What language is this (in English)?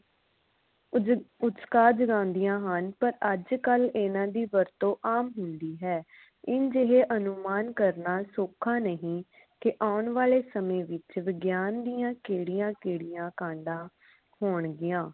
Punjabi